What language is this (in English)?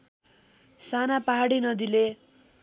Nepali